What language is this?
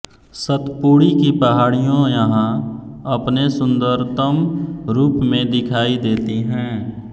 Hindi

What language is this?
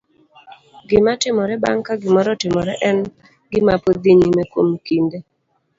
Luo (Kenya and Tanzania)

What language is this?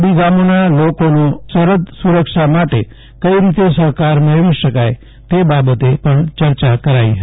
Gujarati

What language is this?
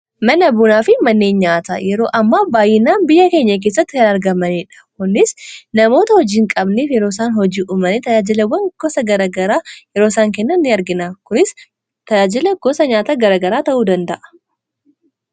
Oromo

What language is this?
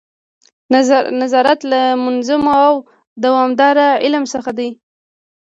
Pashto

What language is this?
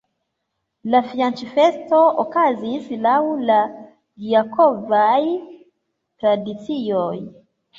Esperanto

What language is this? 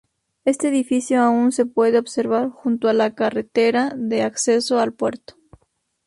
Spanish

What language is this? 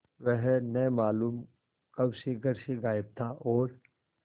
Hindi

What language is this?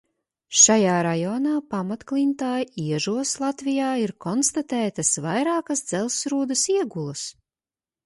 Latvian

